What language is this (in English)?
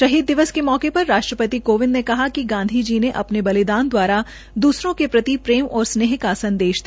Hindi